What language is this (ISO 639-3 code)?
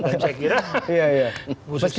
ind